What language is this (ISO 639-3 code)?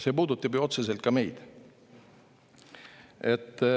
est